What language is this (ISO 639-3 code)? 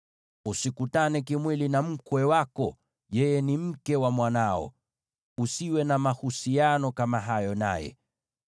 swa